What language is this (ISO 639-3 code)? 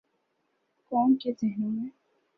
urd